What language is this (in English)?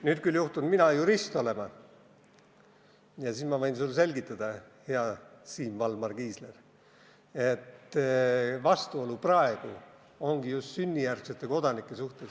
Estonian